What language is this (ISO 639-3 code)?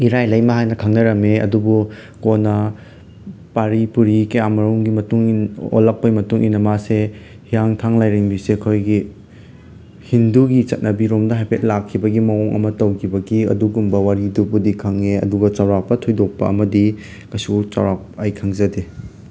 mni